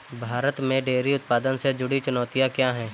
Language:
Hindi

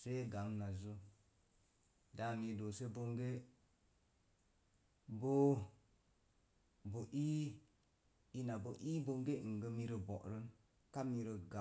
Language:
Mom Jango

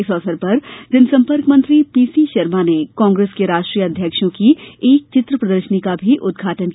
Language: Hindi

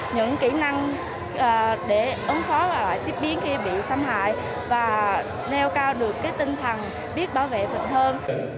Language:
Vietnamese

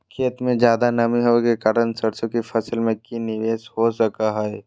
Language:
Magahi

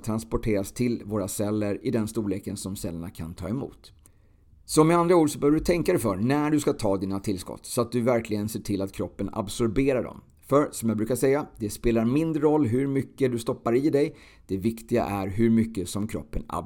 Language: Swedish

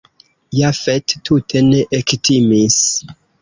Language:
Esperanto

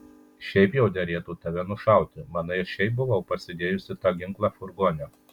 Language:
Lithuanian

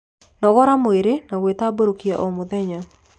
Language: Kikuyu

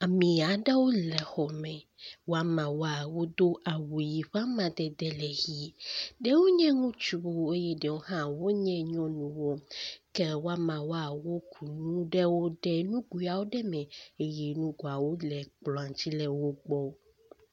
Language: Ewe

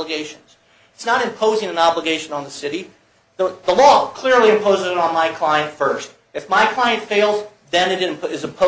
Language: English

